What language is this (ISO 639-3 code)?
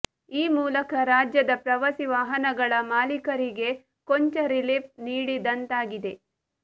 kan